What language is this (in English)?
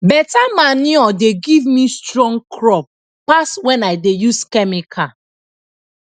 Nigerian Pidgin